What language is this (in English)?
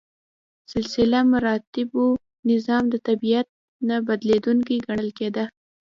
Pashto